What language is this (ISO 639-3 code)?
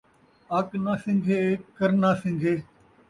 skr